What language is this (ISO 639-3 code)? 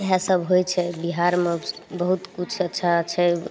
mai